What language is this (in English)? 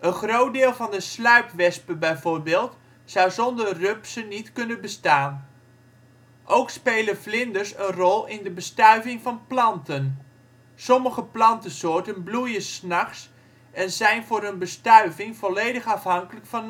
Dutch